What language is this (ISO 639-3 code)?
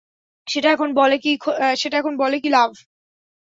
ben